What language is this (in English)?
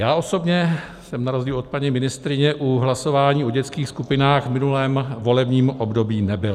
Czech